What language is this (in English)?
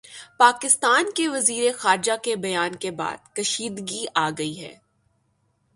Urdu